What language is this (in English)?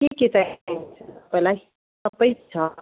Nepali